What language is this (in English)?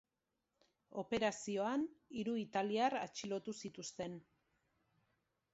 Basque